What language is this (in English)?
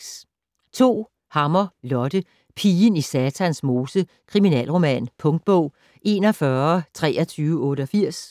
Danish